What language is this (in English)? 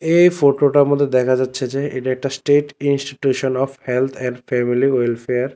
Bangla